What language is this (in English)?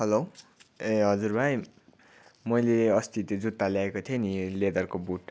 Nepali